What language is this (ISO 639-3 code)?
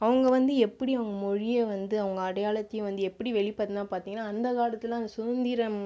tam